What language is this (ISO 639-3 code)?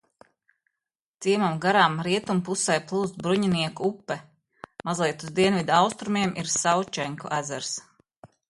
lav